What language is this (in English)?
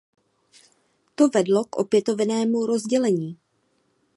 Czech